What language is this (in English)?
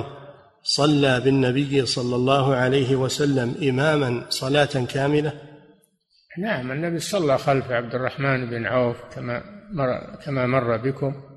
Arabic